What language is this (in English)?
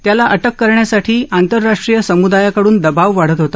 Marathi